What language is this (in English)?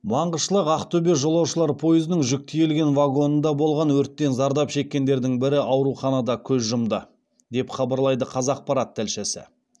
Kazakh